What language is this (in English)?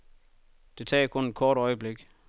Danish